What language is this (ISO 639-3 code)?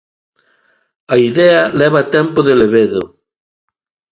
glg